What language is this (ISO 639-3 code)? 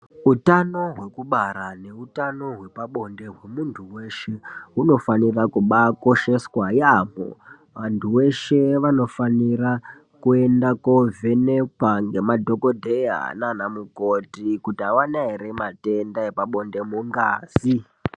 ndc